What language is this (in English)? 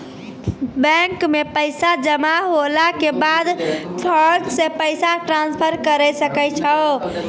Maithili